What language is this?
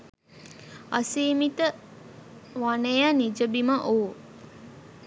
Sinhala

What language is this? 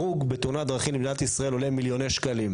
Hebrew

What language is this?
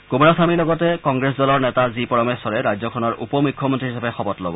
Assamese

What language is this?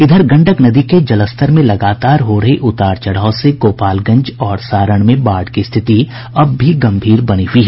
Hindi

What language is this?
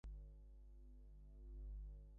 Bangla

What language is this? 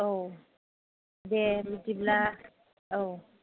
Bodo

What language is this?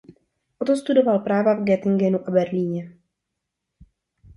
Czech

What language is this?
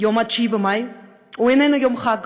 Hebrew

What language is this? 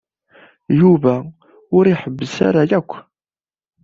Kabyle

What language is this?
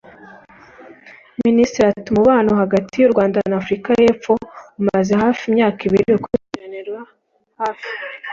Kinyarwanda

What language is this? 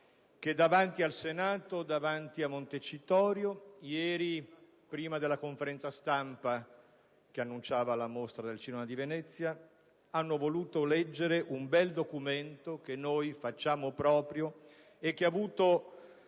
Italian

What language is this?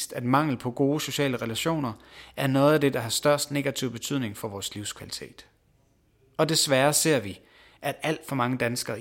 Danish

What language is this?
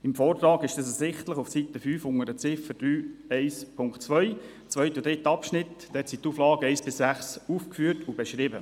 Swiss German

